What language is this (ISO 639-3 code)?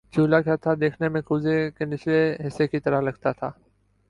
urd